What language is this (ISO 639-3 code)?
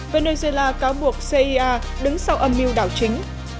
vie